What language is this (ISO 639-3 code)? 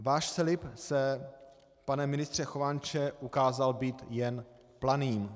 ces